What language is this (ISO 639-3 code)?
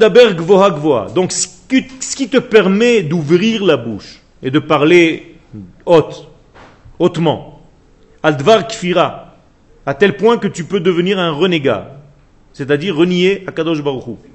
fra